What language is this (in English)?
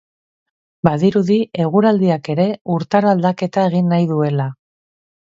Basque